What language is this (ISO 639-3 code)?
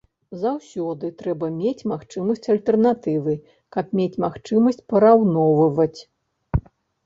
bel